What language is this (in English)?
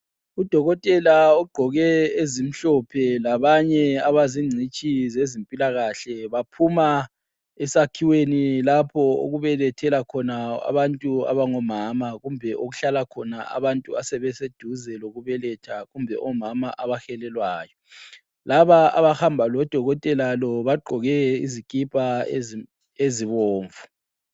North Ndebele